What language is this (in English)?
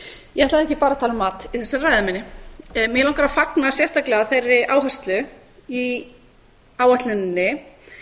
Icelandic